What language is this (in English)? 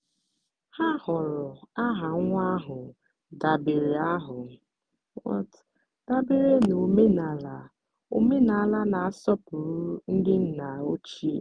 Igbo